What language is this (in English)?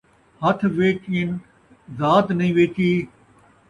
Saraiki